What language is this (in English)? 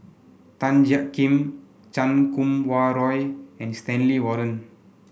English